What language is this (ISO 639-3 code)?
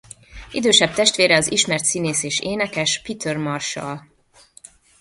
hun